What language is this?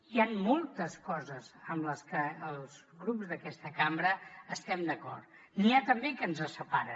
Catalan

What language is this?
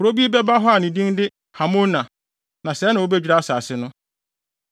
Akan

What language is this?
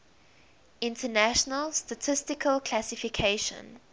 English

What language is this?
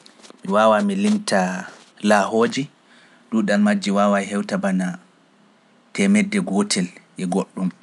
Pular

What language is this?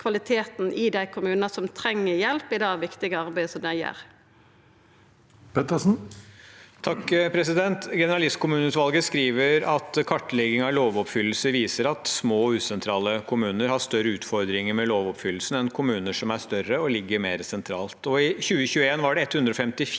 Norwegian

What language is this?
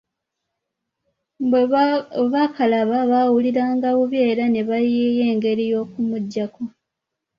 Ganda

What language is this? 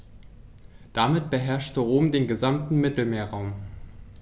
German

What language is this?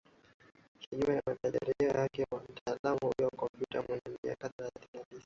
Swahili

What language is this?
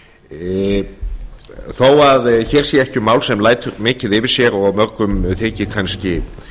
Icelandic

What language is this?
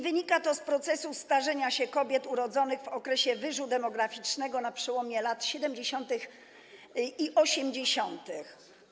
Polish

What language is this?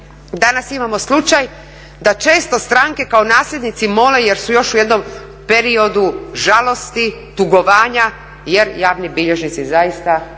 Croatian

